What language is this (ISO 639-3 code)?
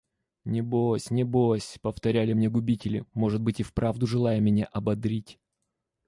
rus